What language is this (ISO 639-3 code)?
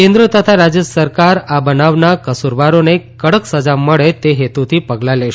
guj